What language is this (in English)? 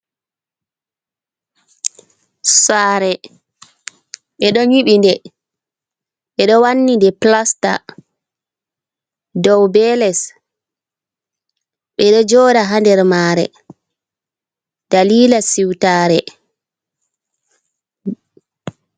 Fula